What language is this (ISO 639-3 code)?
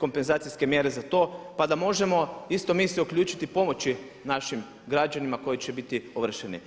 hrv